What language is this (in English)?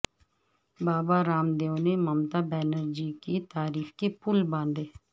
Urdu